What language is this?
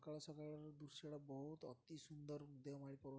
Odia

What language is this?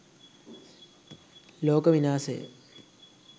Sinhala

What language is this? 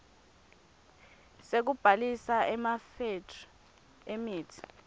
Swati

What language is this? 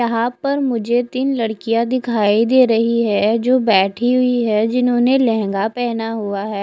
Hindi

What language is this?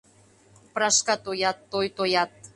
Mari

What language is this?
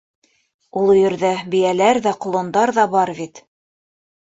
Bashkir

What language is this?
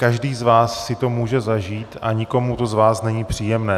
Czech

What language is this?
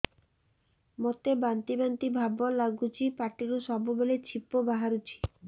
Odia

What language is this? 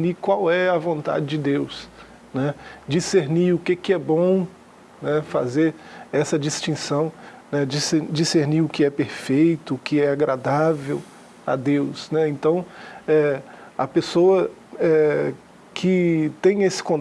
Portuguese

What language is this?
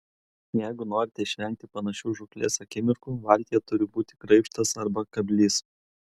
Lithuanian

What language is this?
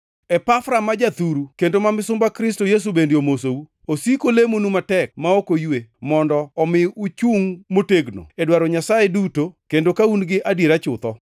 Luo (Kenya and Tanzania)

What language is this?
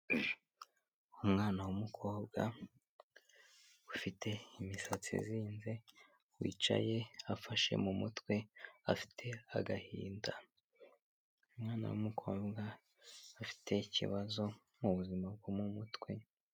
Kinyarwanda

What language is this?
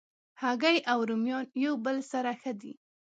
Pashto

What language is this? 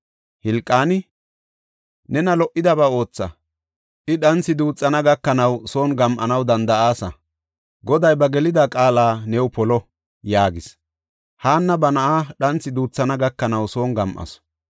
Gofa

